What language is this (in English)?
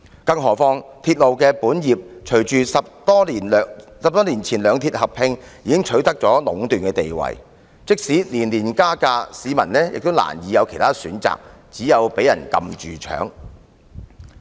Cantonese